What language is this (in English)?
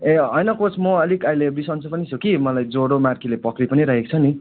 Nepali